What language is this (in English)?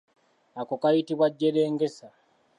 Ganda